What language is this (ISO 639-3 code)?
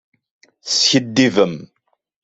kab